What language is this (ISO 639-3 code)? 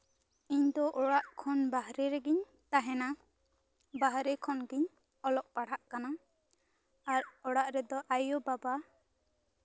sat